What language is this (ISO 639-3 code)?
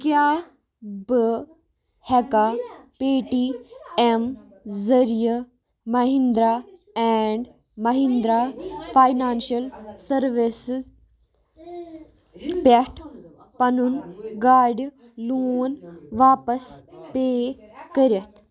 kas